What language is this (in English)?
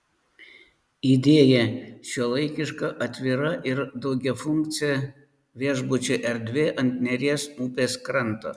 Lithuanian